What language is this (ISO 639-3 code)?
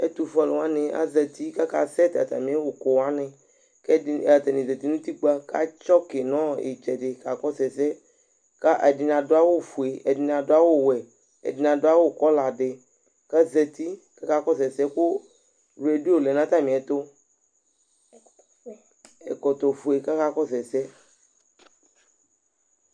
kpo